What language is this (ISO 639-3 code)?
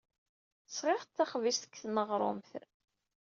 kab